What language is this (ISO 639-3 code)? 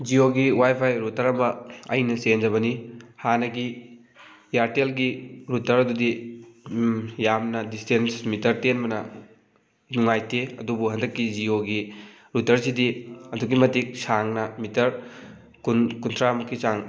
mni